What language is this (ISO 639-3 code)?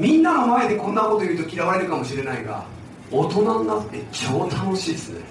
jpn